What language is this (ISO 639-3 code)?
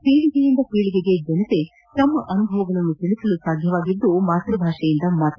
kan